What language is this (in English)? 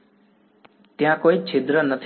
Gujarati